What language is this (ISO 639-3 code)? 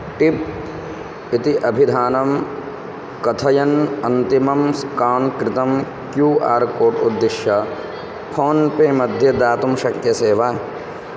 san